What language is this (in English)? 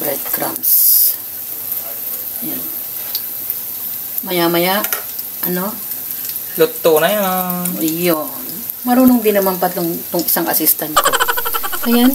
Filipino